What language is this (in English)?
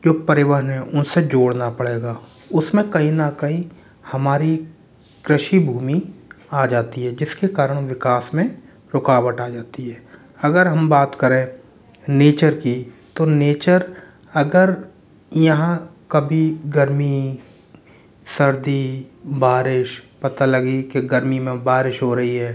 Hindi